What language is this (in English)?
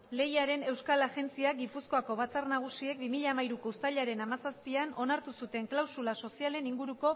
Basque